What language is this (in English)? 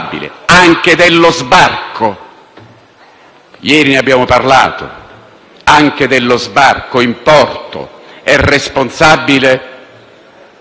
Italian